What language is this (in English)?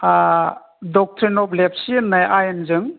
Bodo